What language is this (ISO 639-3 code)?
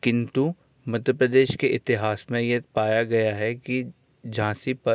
hin